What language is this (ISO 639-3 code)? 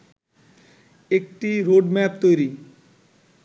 ben